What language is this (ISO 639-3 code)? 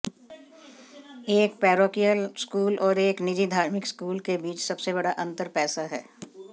hin